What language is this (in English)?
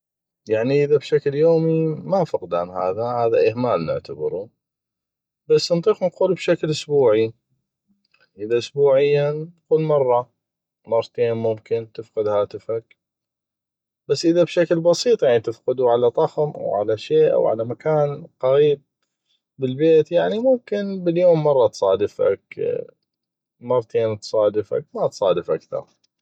North Mesopotamian Arabic